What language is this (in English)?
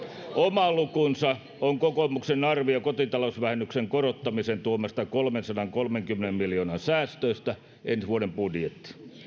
Finnish